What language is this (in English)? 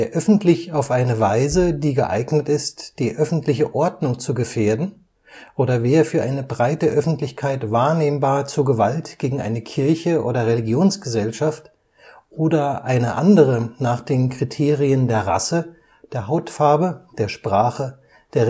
German